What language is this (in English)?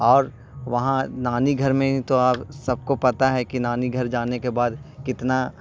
Urdu